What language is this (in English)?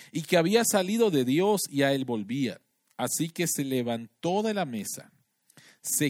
Spanish